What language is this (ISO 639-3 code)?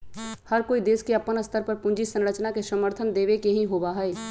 mag